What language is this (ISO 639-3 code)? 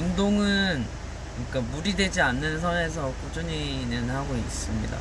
kor